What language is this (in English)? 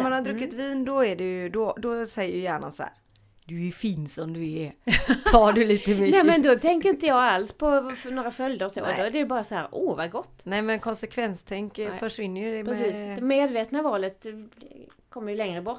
Swedish